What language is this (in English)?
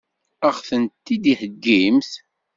Kabyle